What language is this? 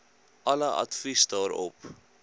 Afrikaans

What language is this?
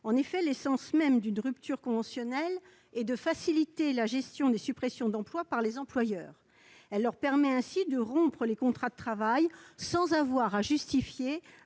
French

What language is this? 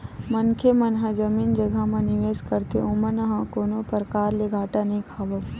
Chhattisgarhi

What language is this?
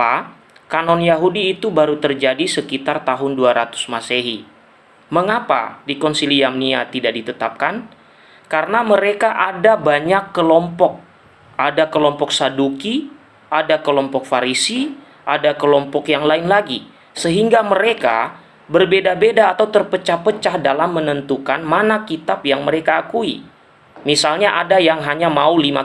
Indonesian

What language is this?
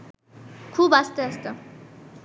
Bangla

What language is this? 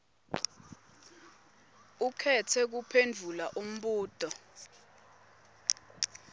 Swati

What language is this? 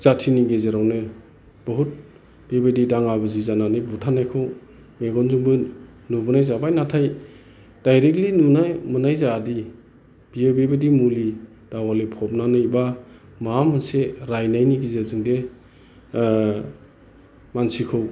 Bodo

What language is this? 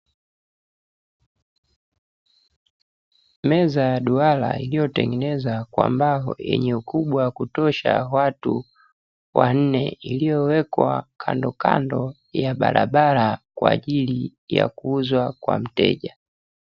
Swahili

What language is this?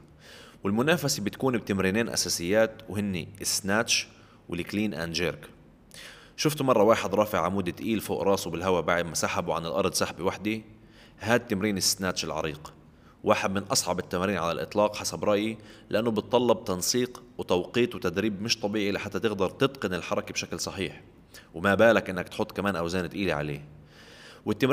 Arabic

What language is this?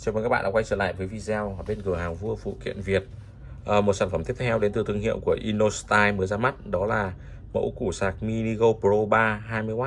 Vietnamese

